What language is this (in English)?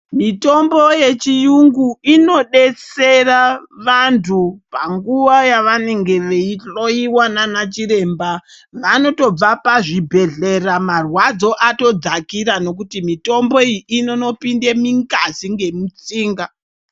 Ndau